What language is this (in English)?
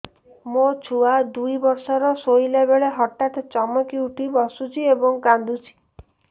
Odia